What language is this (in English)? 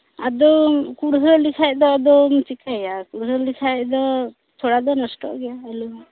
Santali